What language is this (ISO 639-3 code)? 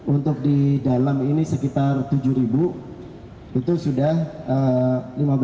ind